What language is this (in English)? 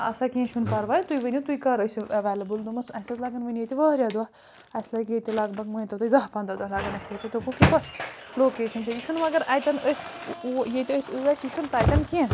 Kashmiri